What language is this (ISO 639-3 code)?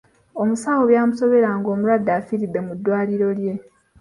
lug